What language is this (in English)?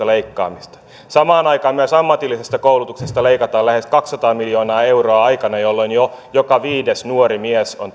Finnish